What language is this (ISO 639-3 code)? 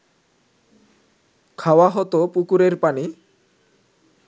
ben